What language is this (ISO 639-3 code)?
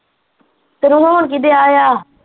pan